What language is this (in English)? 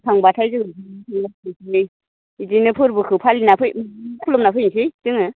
Bodo